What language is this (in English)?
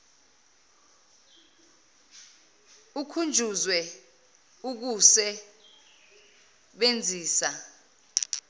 Zulu